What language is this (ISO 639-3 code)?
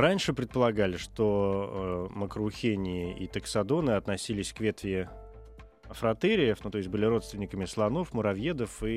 rus